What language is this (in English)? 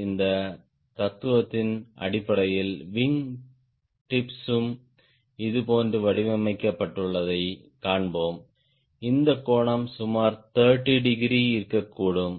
Tamil